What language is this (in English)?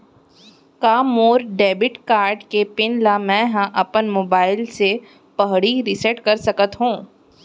Chhattisgarhi